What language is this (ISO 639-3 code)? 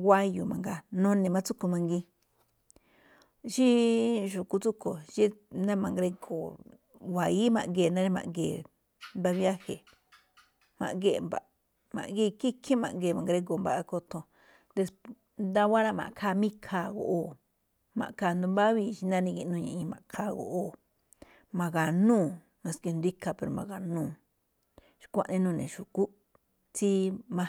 tcf